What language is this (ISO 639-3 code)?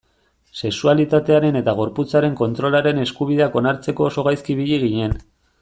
eus